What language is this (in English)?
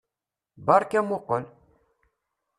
Kabyle